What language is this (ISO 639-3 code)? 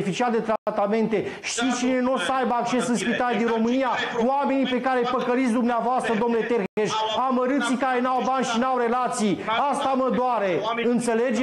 ron